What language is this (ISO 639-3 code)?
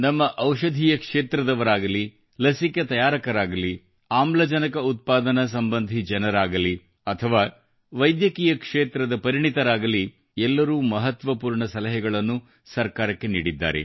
kan